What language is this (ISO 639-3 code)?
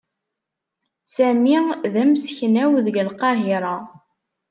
kab